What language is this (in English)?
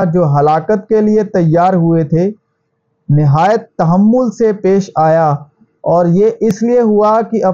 Urdu